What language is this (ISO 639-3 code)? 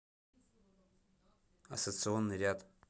rus